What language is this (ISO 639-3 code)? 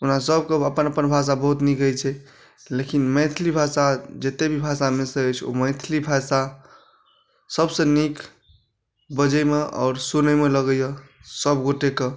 mai